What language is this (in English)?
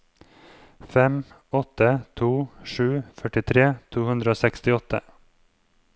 Norwegian